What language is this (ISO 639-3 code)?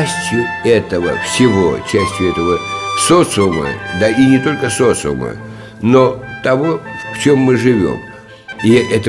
rus